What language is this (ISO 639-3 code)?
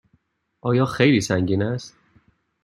fas